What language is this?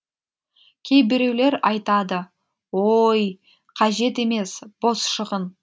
Kazakh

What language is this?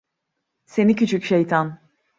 Turkish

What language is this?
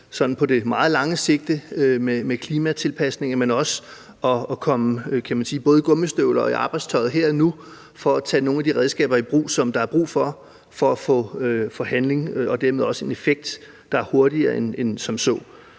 Danish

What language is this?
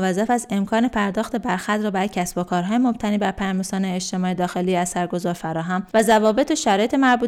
Persian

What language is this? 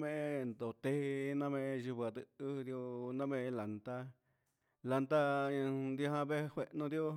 Huitepec Mixtec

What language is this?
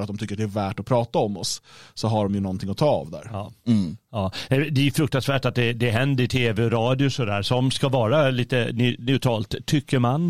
Swedish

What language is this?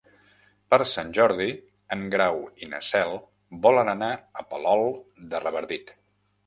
Catalan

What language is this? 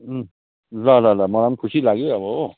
Nepali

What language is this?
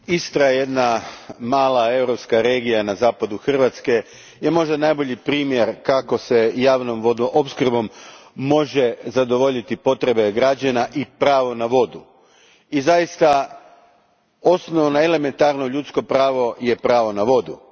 Croatian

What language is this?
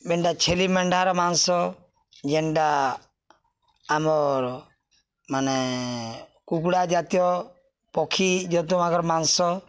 Odia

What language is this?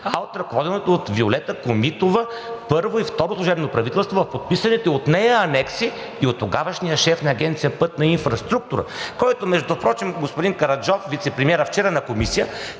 Bulgarian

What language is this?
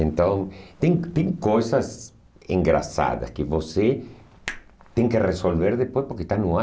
Portuguese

